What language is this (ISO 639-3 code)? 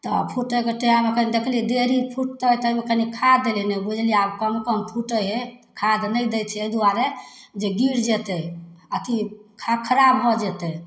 mai